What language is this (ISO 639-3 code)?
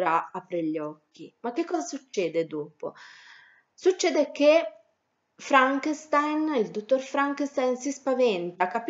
ita